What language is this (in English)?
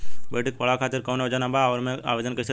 Bhojpuri